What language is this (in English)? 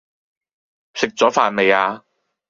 Cantonese